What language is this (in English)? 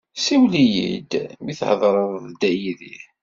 Kabyle